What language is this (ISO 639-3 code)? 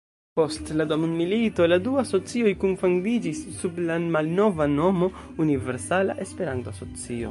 epo